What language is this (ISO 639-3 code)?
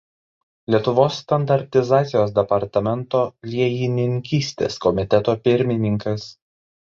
lit